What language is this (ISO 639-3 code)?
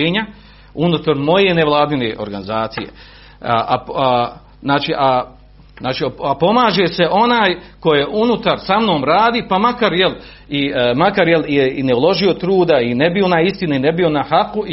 hrv